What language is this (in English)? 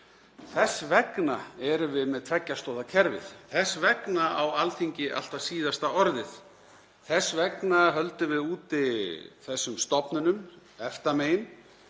Icelandic